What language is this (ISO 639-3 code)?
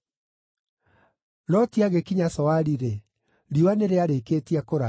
kik